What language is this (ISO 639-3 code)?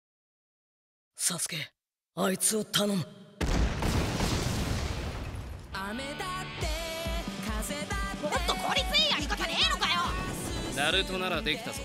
jpn